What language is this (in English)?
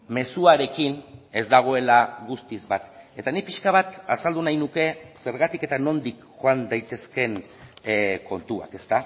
Basque